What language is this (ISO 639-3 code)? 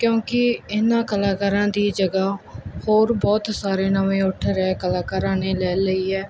pan